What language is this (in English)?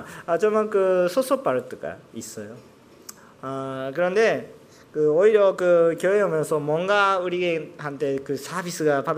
Korean